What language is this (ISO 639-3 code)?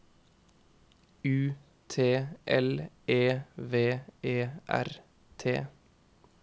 nor